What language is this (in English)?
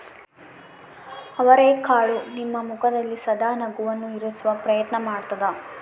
Kannada